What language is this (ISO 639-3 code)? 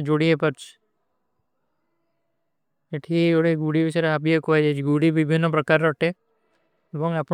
uki